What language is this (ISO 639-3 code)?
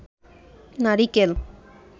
ben